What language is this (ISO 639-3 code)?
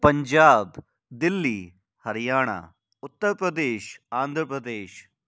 snd